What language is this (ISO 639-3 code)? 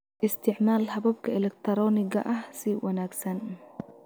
som